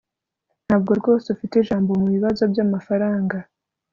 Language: Kinyarwanda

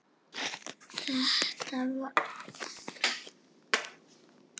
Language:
Icelandic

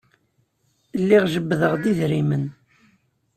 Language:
Kabyle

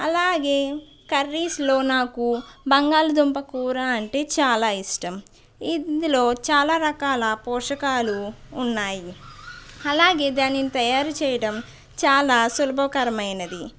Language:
Telugu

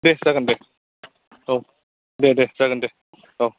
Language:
Bodo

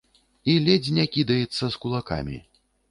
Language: Belarusian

